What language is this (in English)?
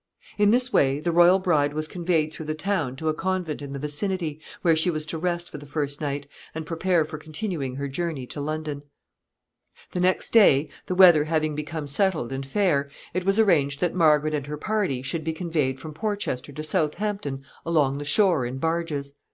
English